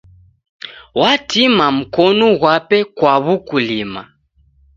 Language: Taita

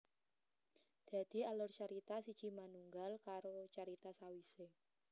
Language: Javanese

